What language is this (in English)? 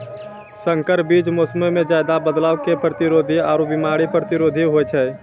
Maithili